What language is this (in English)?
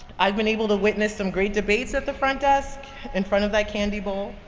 English